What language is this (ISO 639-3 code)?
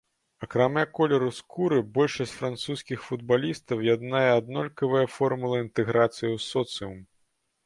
bel